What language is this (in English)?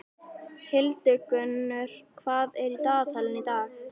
Icelandic